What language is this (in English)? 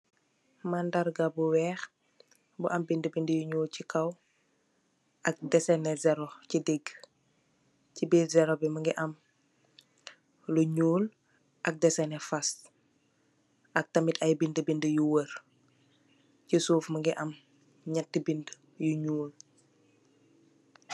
Wolof